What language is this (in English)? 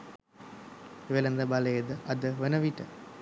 Sinhala